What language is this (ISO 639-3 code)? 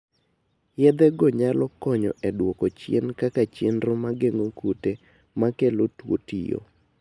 luo